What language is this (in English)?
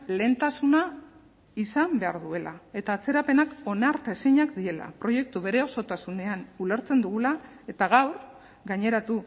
Basque